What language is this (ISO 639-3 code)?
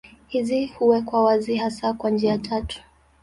swa